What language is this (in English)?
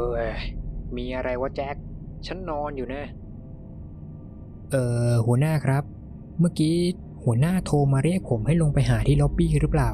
Thai